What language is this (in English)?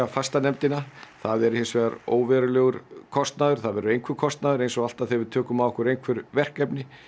Icelandic